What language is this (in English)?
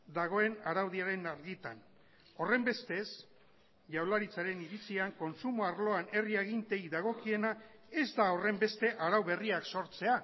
Basque